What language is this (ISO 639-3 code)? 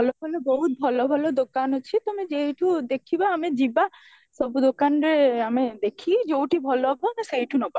ori